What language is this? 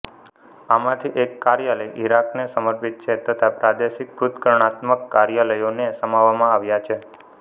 Gujarati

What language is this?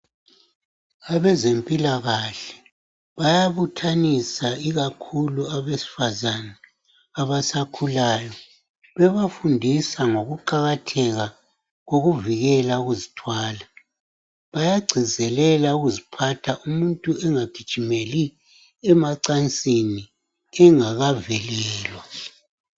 North Ndebele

